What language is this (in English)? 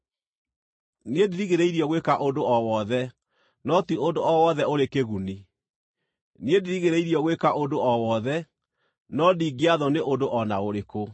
Kikuyu